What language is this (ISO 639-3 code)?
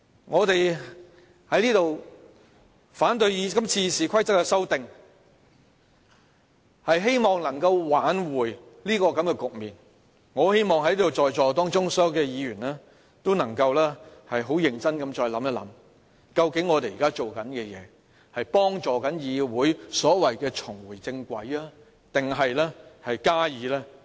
yue